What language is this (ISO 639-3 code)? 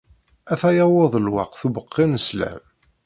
kab